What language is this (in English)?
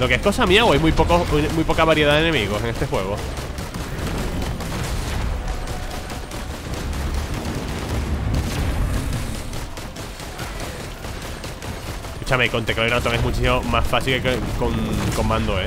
Spanish